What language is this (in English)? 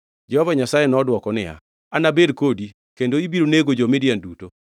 Luo (Kenya and Tanzania)